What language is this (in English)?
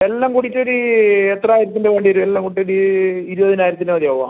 Malayalam